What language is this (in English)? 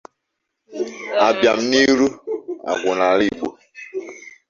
Igbo